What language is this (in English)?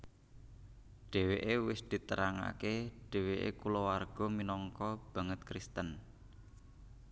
Javanese